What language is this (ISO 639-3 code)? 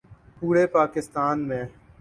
urd